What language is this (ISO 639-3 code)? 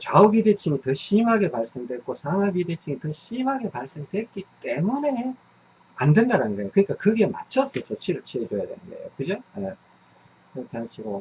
kor